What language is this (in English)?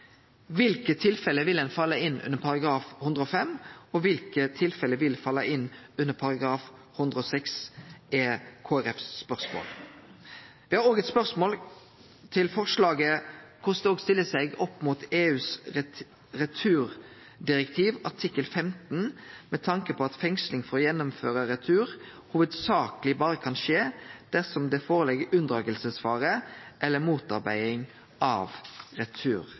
Norwegian Nynorsk